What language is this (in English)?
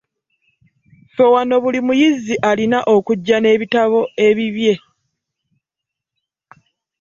Ganda